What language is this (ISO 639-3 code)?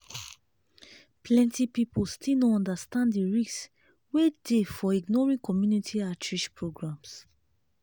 pcm